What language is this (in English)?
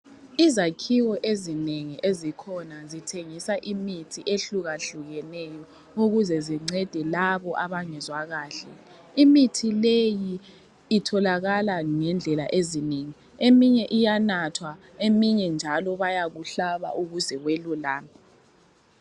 North Ndebele